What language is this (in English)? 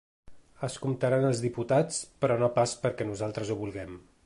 Catalan